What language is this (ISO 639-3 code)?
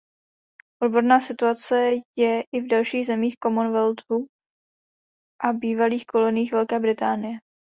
ces